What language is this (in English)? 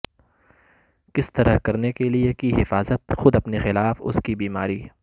Urdu